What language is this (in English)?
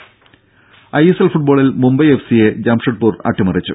Malayalam